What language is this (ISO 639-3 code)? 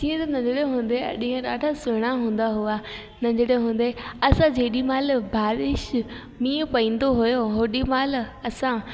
snd